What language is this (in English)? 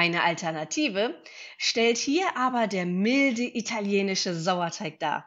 German